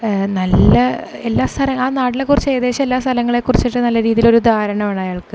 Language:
Malayalam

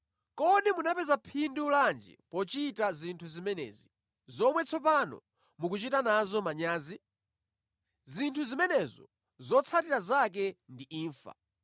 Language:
Nyanja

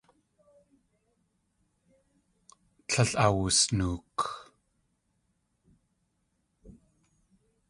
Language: Tlingit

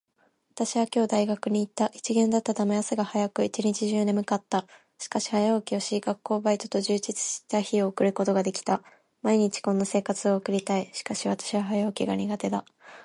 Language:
Japanese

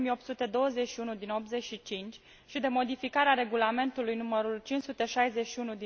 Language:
Romanian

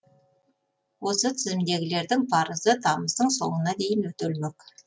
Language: Kazakh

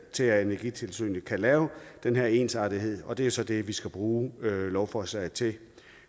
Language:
Danish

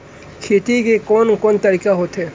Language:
Chhattisgarhi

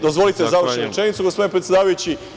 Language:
Serbian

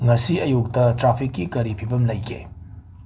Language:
Manipuri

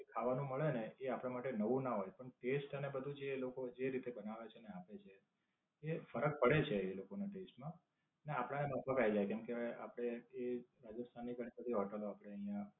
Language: Gujarati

